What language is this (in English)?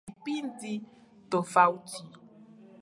Swahili